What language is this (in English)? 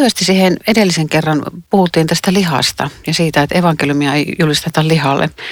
Finnish